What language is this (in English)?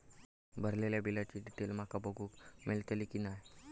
Marathi